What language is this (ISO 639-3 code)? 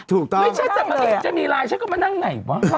tha